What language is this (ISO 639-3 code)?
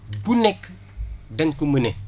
wol